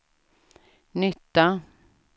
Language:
Swedish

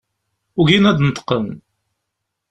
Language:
Kabyle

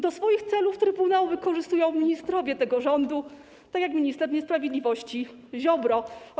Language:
Polish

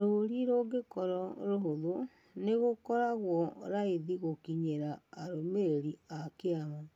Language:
Kikuyu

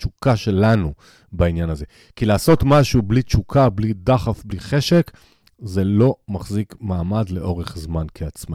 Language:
Hebrew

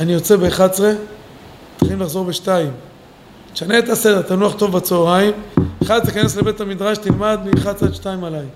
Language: Hebrew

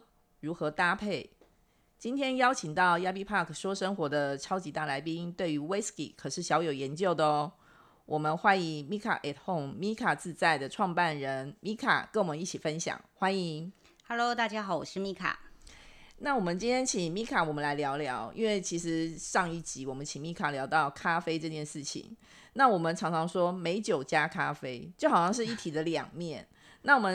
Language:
Chinese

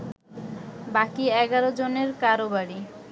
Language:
Bangla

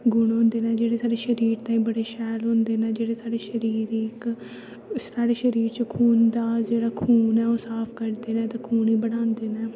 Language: Dogri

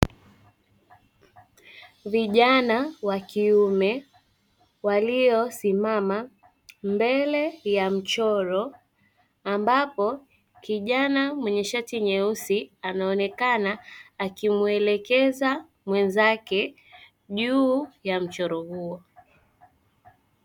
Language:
Swahili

